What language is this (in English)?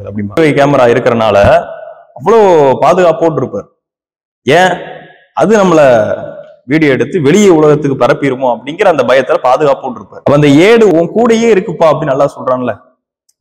Tamil